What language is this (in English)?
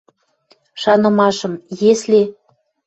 Western Mari